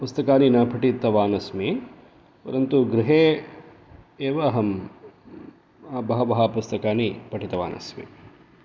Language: Sanskrit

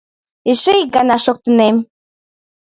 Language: Mari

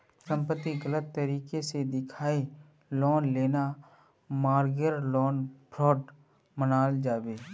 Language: Magahi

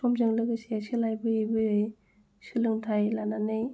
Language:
Bodo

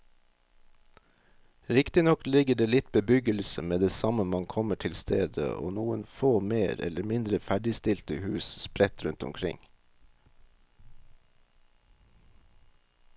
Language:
Norwegian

